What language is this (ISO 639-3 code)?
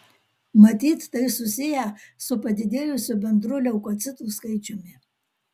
lit